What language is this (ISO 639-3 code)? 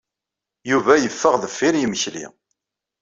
kab